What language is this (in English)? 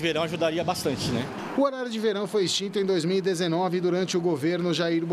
Portuguese